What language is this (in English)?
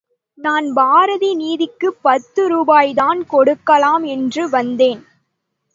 Tamil